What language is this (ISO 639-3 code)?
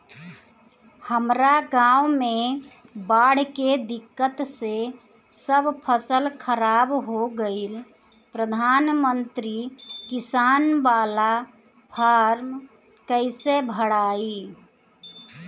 bho